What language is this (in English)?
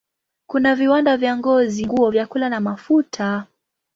Swahili